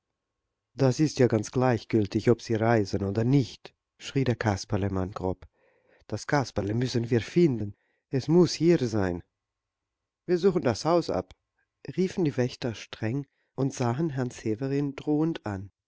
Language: German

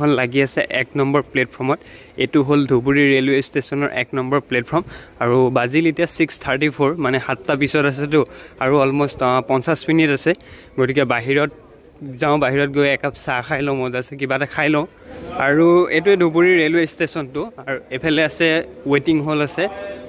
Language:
English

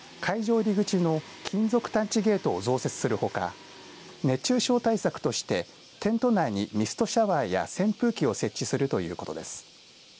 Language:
Japanese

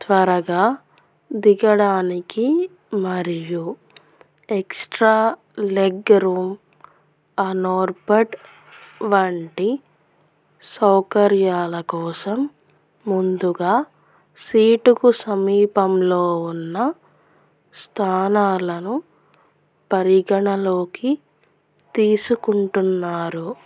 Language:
Telugu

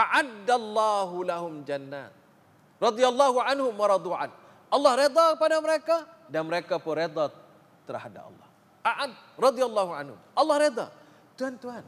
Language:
Malay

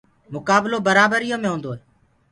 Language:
Gurgula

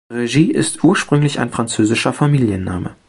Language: German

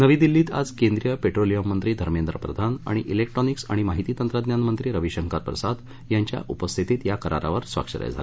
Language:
Marathi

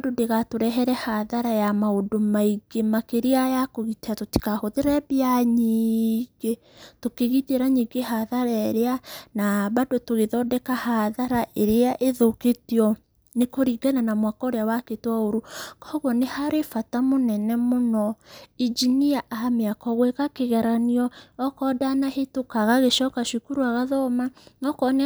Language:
Kikuyu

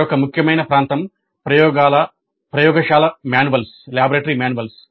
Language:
Telugu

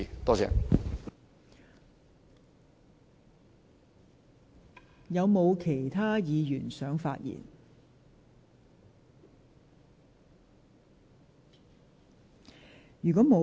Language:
Cantonese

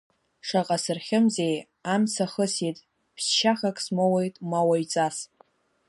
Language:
Abkhazian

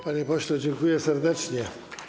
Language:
Polish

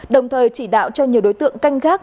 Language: Vietnamese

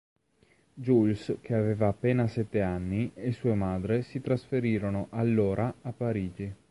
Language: Italian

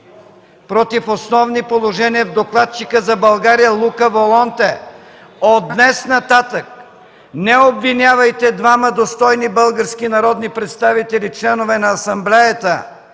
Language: Bulgarian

